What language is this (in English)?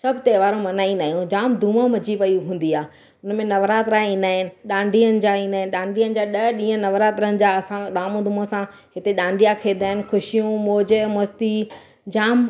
Sindhi